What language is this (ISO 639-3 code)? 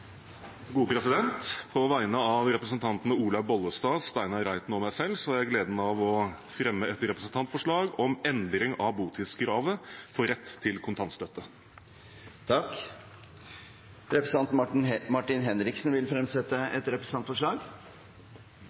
nob